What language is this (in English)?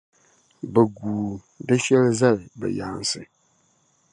Dagbani